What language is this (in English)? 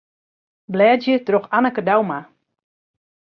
Western Frisian